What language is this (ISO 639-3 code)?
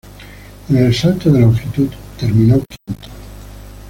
spa